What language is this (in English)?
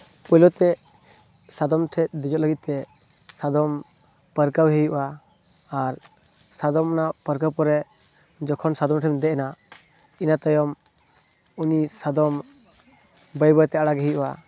Santali